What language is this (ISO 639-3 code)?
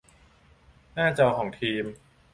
tha